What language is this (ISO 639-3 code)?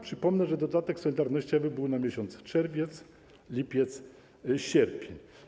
pol